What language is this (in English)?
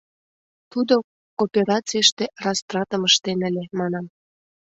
Mari